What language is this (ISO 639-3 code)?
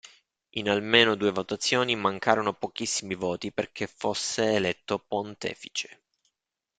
ita